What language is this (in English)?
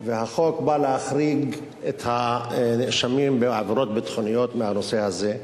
Hebrew